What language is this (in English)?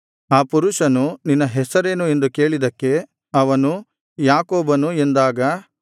Kannada